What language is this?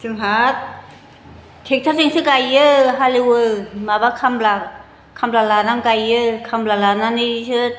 Bodo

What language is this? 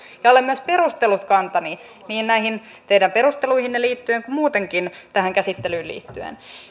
Finnish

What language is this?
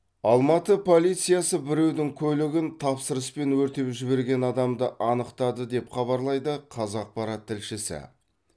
Kazakh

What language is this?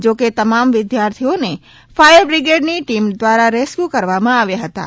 Gujarati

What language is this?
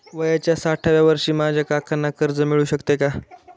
Marathi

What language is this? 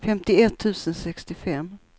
Swedish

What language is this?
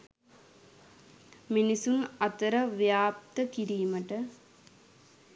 Sinhala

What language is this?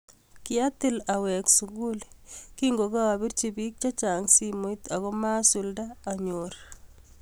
Kalenjin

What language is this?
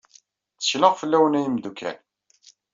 Kabyle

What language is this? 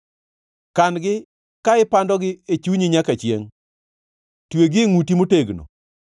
Luo (Kenya and Tanzania)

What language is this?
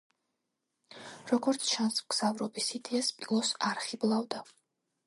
Georgian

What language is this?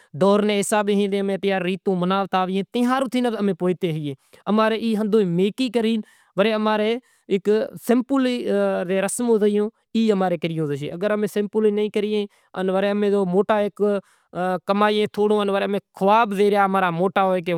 Kachi Koli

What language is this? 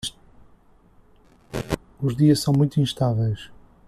Portuguese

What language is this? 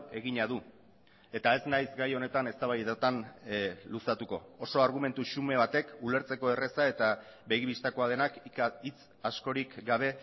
Basque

